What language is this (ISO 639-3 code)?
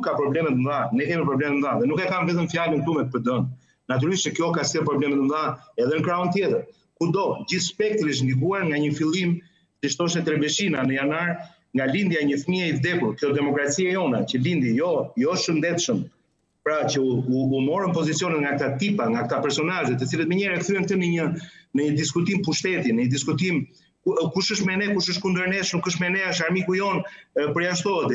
ron